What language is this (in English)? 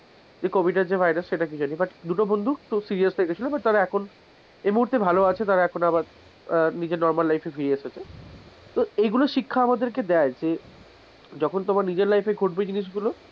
Bangla